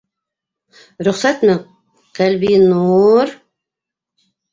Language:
Bashkir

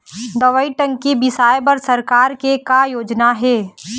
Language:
Chhattisgarhi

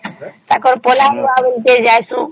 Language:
Odia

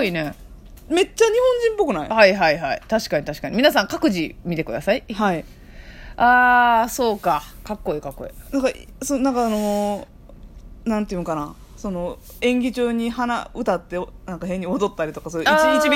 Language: Japanese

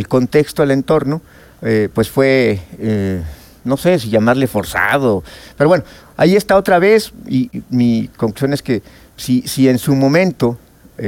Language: Spanish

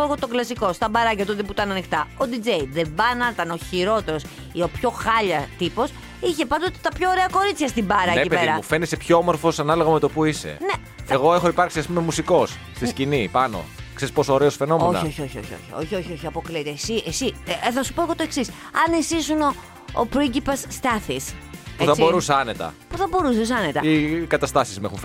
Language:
Greek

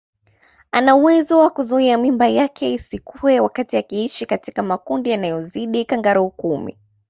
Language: Swahili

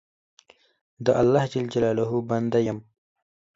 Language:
Pashto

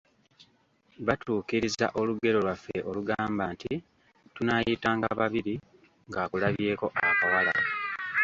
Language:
Ganda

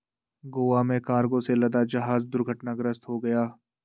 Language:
Hindi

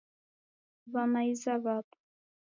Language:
Taita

